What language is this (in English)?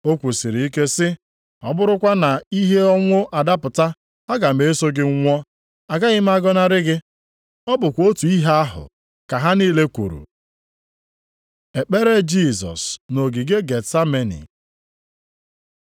Igbo